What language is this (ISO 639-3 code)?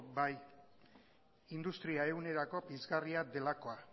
eus